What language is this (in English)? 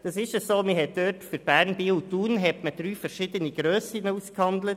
Swiss German